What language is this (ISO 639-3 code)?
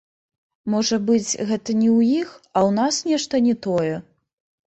bel